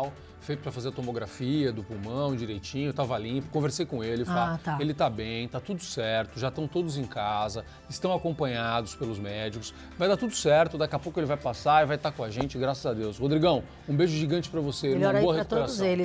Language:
Portuguese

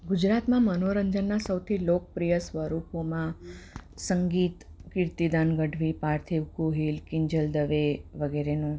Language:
Gujarati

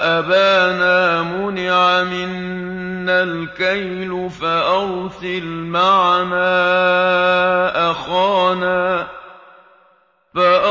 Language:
Arabic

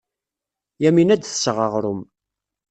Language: Kabyle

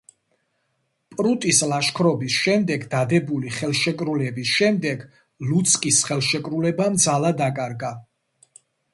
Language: Georgian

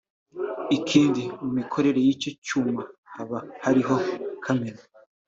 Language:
Kinyarwanda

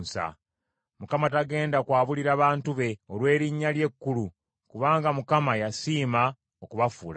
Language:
Ganda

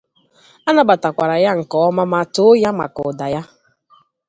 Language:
Igbo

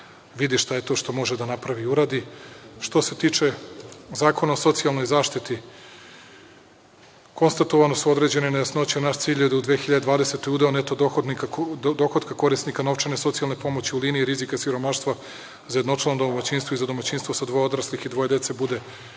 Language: Serbian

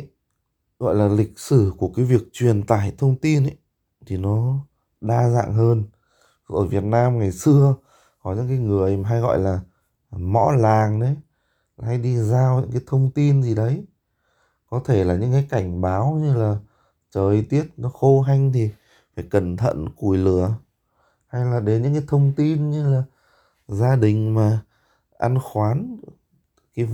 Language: Vietnamese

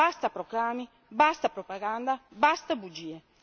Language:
Italian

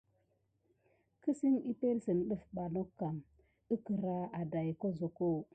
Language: Gidar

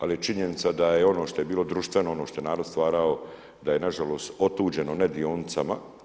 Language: Croatian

